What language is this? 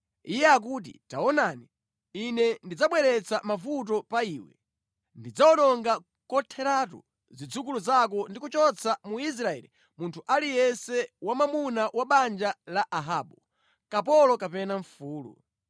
Nyanja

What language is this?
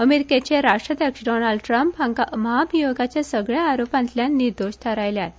Konkani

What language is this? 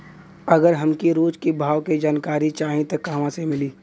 Bhojpuri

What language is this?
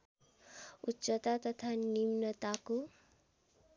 Nepali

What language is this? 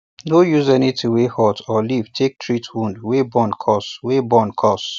Nigerian Pidgin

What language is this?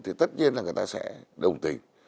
Vietnamese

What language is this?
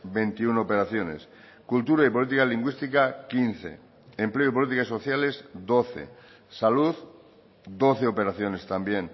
Spanish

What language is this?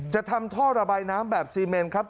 Thai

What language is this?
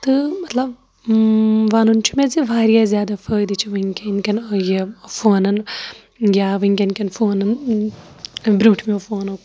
Kashmiri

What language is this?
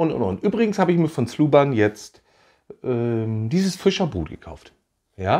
German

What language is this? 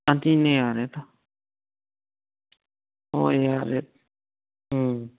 Manipuri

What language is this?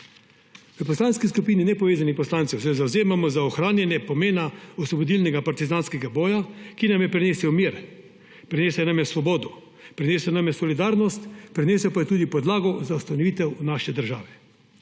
Slovenian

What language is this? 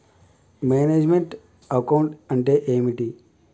Telugu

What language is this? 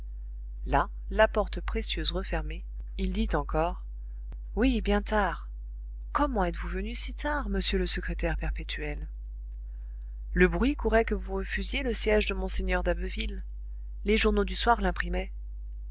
French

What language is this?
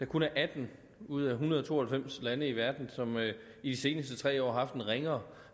Danish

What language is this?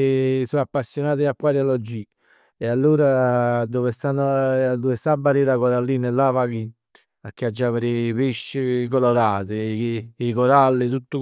Neapolitan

